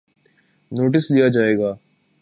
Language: Urdu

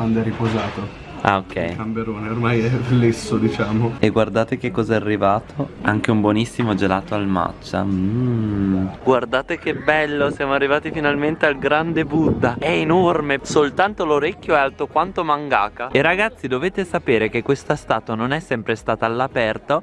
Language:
Italian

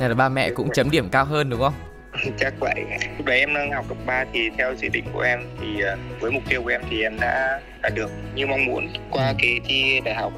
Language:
Vietnamese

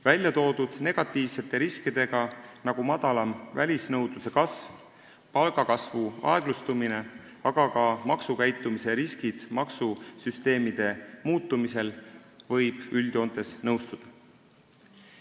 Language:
Estonian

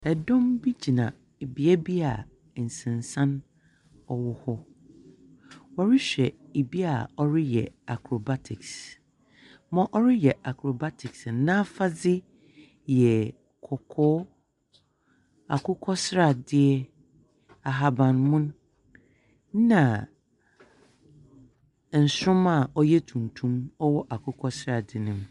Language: Akan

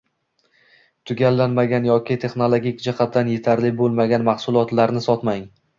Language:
Uzbek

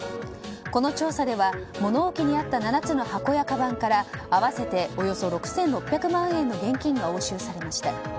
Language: Japanese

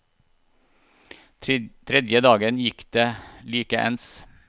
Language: Norwegian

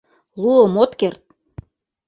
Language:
Mari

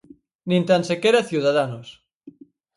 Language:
Galician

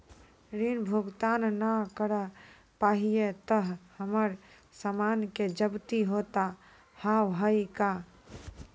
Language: Maithili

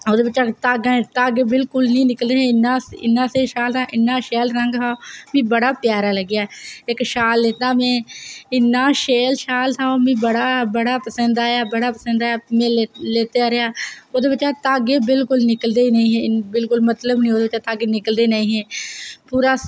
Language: Dogri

